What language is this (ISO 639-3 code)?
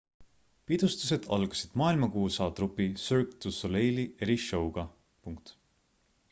est